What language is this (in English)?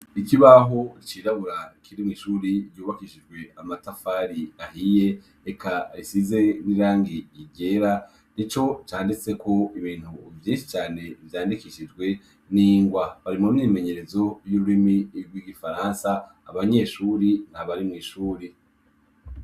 Rundi